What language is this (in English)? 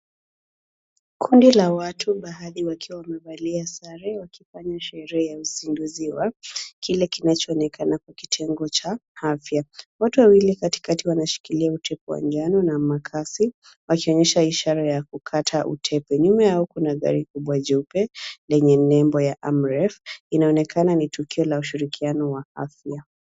Swahili